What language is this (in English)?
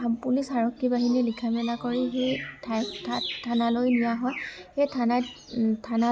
Assamese